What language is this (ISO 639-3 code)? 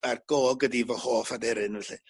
cym